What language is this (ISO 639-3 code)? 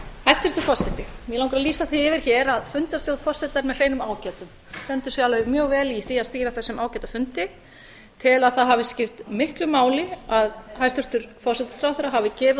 isl